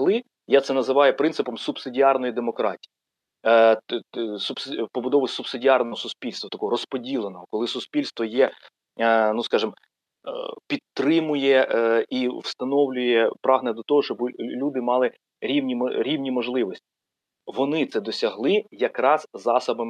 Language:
Ukrainian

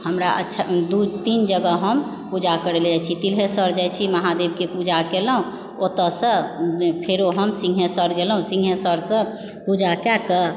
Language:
Maithili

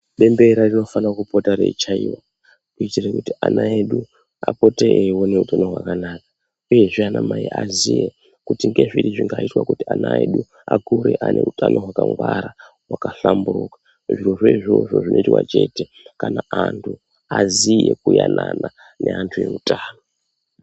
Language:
Ndau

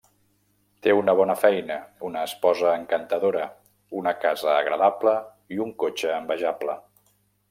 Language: Catalan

